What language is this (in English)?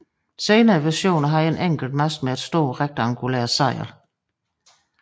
Danish